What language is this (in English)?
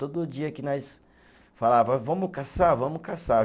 Portuguese